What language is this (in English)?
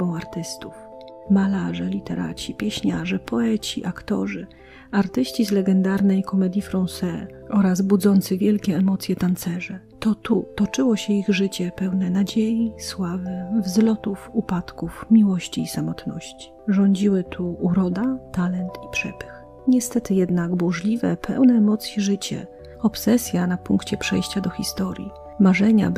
Polish